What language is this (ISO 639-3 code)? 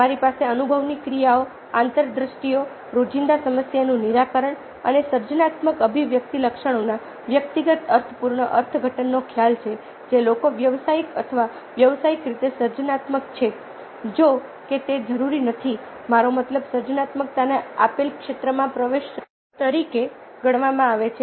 guj